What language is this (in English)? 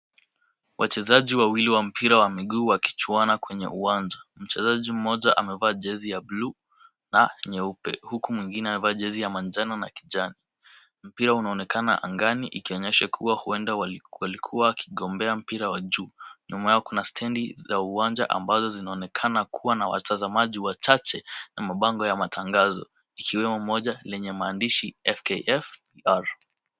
Swahili